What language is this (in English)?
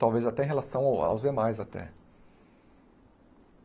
Portuguese